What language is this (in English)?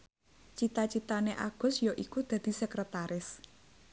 Javanese